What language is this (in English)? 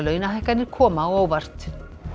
Icelandic